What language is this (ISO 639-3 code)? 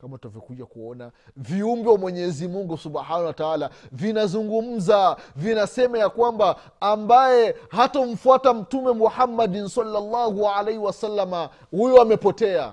swa